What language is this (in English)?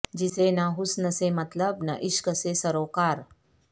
Urdu